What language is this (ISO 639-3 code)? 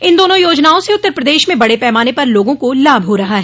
hin